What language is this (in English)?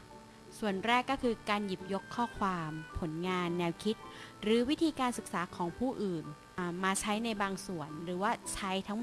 Thai